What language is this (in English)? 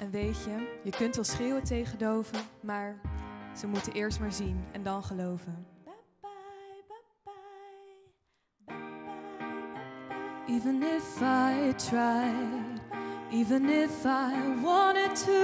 Dutch